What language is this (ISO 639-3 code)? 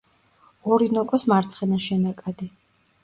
kat